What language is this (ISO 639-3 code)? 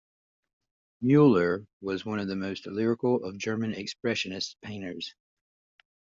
eng